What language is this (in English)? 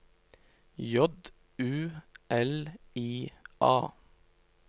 Norwegian